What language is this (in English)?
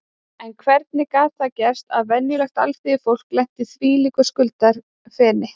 Icelandic